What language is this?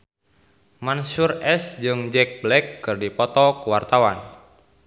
Sundanese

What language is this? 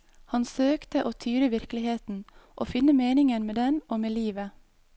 Norwegian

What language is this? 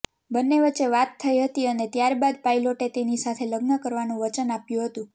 Gujarati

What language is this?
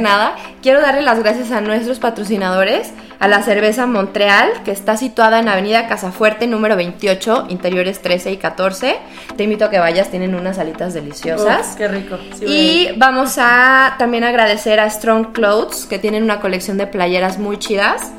Spanish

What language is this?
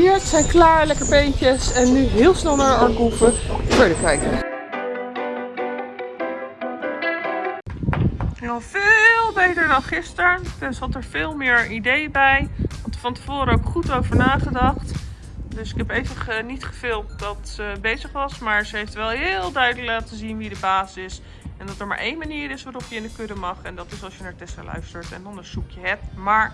Dutch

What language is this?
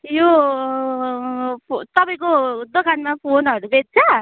Nepali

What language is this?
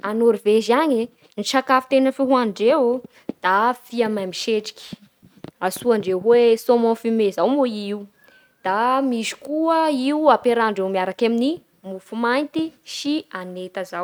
Bara Malagasy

